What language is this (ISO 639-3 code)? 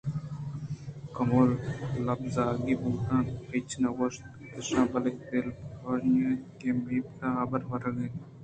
bgp